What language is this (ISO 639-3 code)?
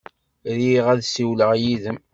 kab